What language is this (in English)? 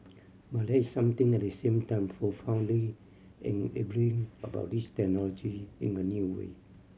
English